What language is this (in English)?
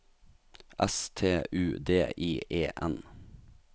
Norwegian